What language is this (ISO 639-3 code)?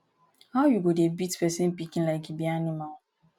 pcm